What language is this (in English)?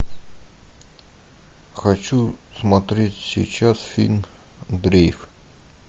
Russian